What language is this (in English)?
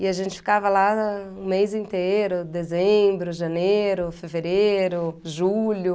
Portuguese